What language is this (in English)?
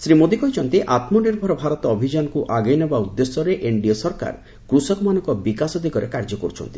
Odia